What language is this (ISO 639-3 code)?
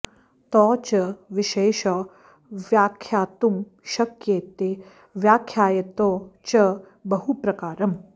san